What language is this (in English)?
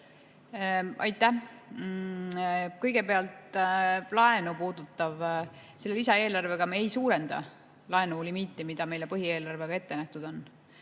Estonian